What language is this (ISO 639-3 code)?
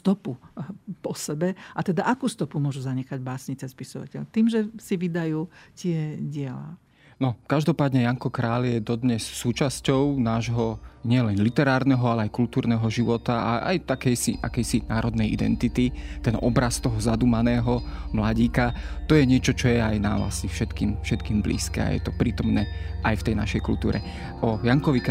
slk